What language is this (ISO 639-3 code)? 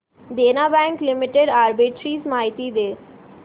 mar